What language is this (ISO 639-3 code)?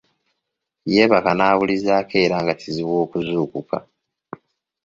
lug